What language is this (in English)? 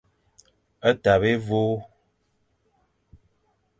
Fang